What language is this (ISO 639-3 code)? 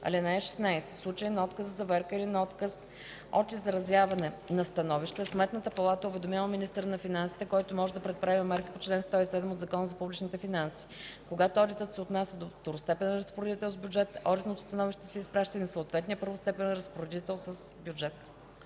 bul